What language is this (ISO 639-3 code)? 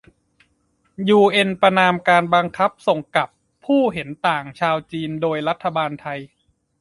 tha